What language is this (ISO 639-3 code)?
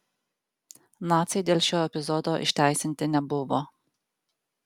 lit